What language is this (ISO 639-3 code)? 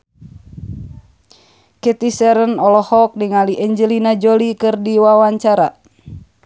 sun